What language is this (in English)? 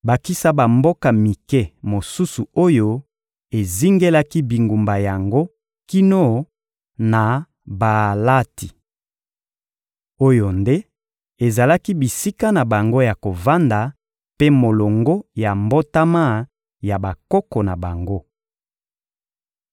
Lingala